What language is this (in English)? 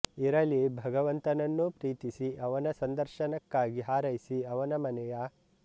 Kannada